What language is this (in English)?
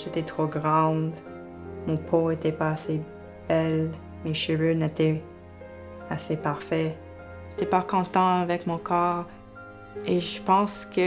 French